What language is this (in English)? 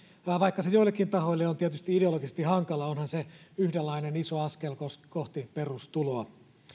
Finnish